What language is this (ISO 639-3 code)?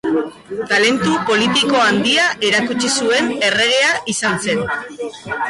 eus